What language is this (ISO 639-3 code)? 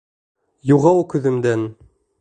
bak